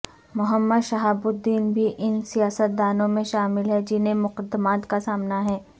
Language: Urdu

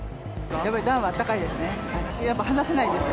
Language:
Japanese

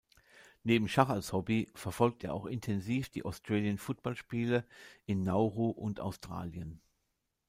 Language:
German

